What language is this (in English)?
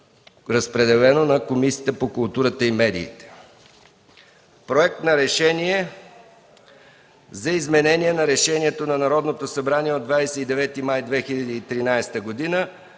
Bulgarian